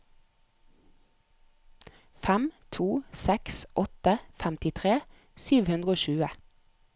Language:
Norwegian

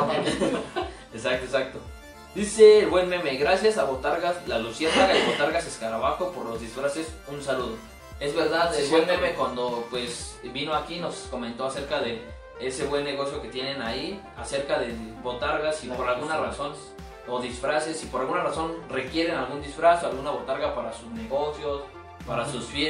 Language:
Spanish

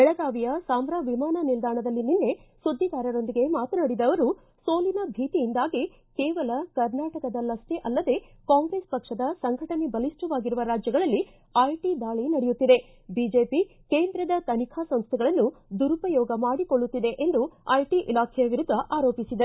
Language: Kannada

